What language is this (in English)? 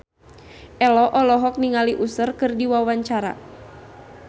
Sundanese